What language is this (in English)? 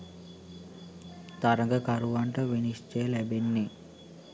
Sinhala